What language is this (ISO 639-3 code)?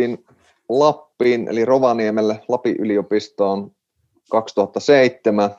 fin